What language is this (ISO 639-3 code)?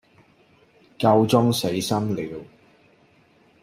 yue